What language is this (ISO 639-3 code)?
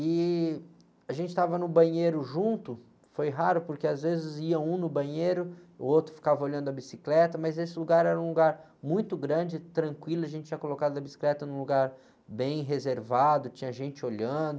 por